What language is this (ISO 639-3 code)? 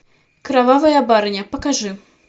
rus